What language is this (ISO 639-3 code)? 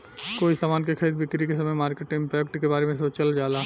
bho